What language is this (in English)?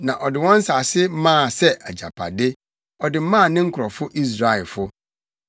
Akan